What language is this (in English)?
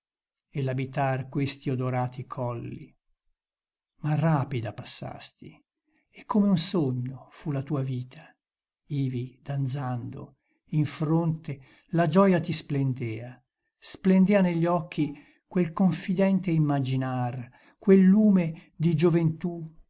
Italian